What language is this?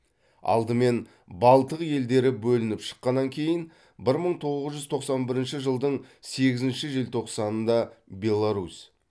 Kazakh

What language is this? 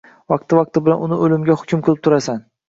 Uzbek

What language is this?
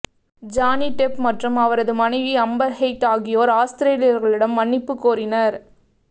Tamil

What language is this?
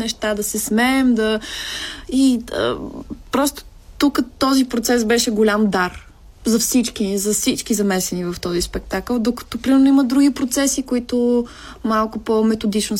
Bulgarian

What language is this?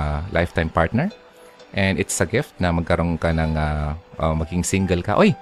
Filipino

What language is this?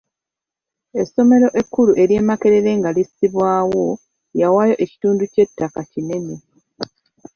Ganda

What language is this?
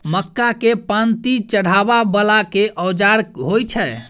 Maithili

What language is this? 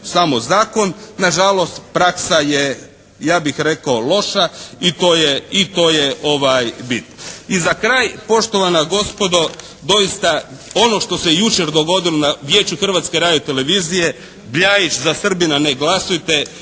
Croatian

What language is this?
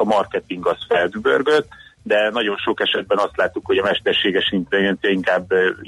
Hungarian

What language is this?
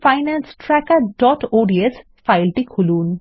Bangla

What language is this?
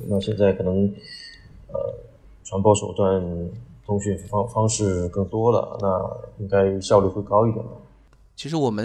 Chinese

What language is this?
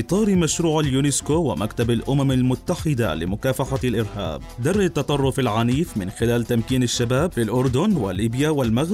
Arabic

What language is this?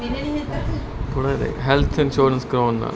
Punjabi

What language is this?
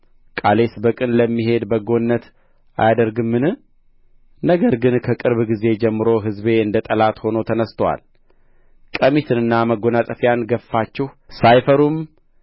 Amharic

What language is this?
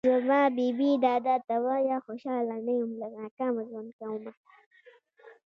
Pashto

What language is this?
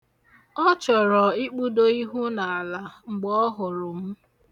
Igbo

